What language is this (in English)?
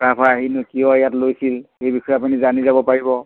Assamese